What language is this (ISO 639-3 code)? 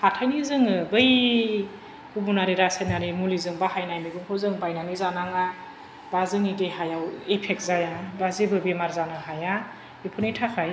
brx